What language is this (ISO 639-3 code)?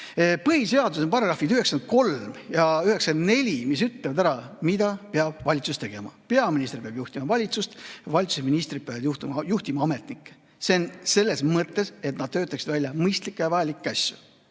est